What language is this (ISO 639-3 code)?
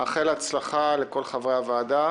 heb